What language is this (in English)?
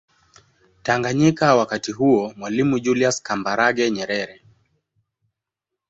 Swahili